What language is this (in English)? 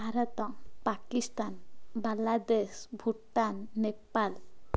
Odia